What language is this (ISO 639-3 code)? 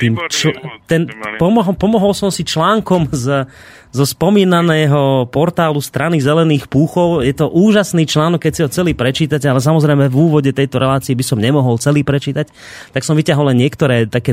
slk